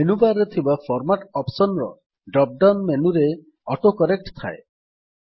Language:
Odia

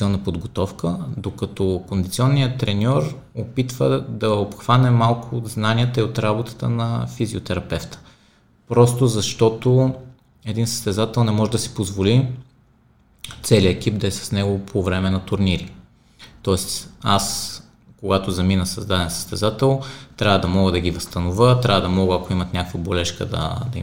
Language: Bulgarian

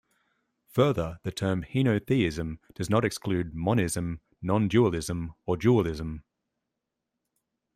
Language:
English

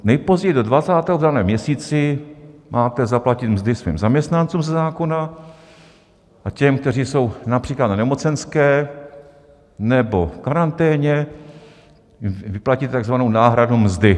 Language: Czech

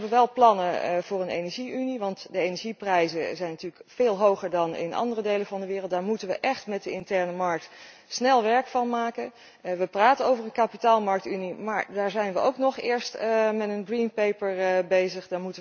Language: Dutch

